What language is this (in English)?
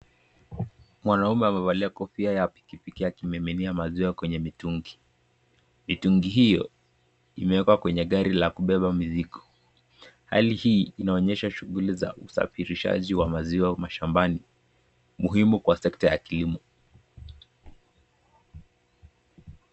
Swahili